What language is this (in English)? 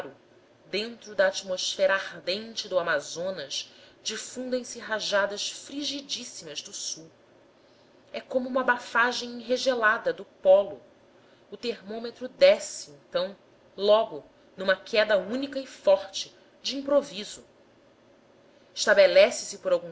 Portuguese